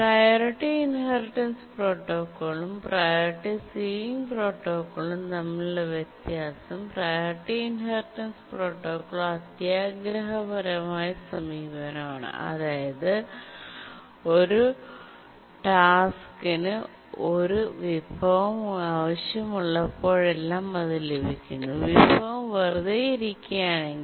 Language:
Malayalam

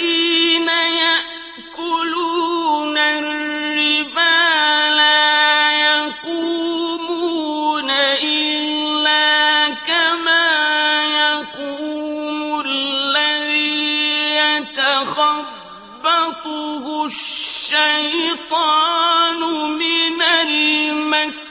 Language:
Arabic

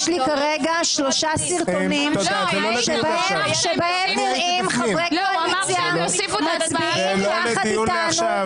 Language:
Hebrew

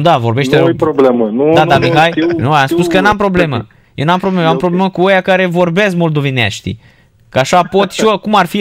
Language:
Romanian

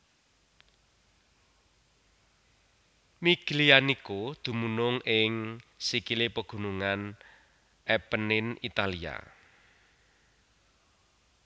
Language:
Javanese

